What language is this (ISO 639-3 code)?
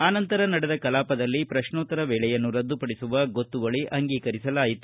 kan